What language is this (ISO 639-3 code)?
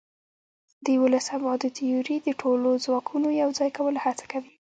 pus